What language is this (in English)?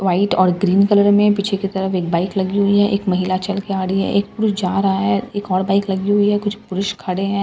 Hindi